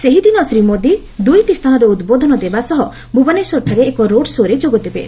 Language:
Odia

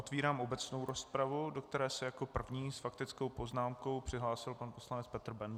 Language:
Czech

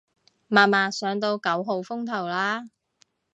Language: Cantonese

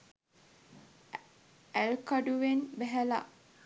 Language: Sinhala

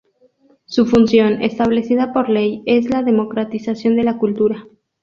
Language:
Spanish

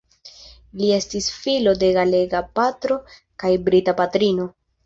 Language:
Esperanto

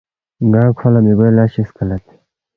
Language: Balti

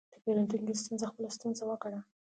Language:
Pashto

